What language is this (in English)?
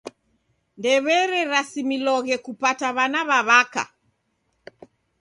Taita